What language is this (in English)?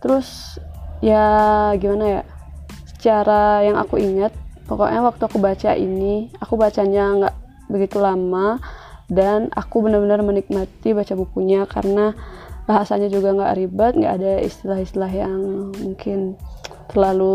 Indonesian